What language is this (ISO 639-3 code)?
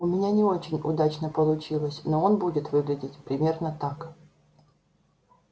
rus